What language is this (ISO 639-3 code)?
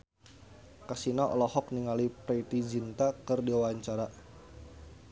sun